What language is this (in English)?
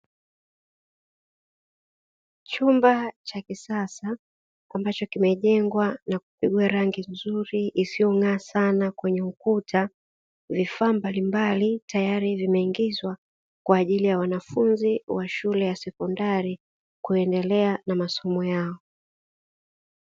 Swahili